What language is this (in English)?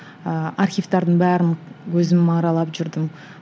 Kazakh